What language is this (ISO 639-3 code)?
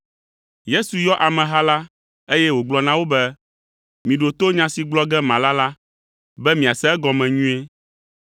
ewe